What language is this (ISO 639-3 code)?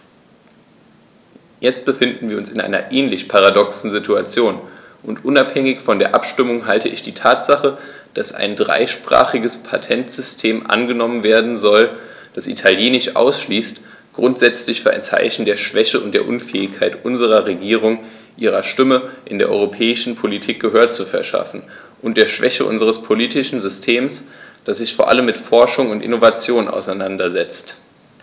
deu